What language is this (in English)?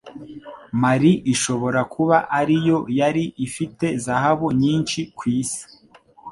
Kinyarwanda